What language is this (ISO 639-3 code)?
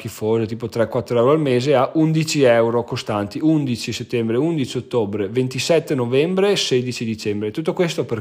ita